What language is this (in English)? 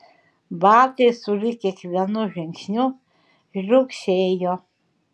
Lithuanian